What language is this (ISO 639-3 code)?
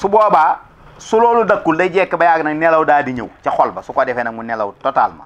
ind